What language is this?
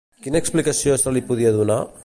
Catalan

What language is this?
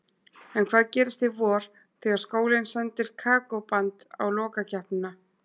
Icelandic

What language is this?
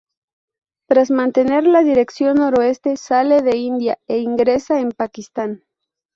Spanish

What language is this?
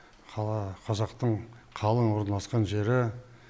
Kazakh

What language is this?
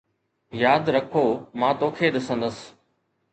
Sindhi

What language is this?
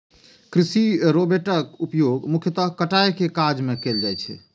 Maithili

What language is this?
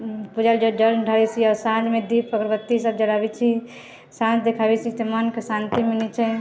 Maithili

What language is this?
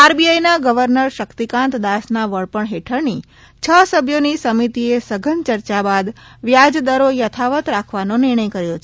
Gujarati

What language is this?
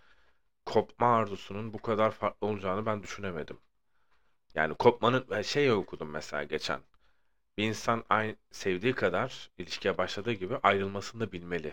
Turkish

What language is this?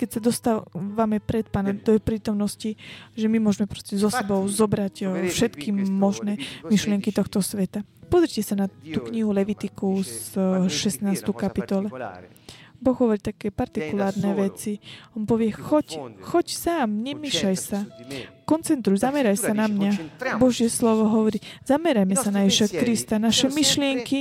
Slovak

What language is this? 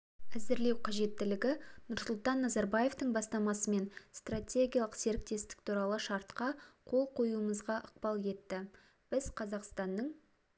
Kazakh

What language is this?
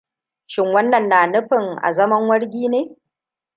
Hausa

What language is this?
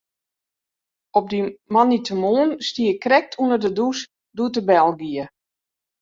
Western Frisian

